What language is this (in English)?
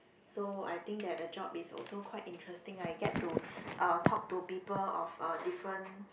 English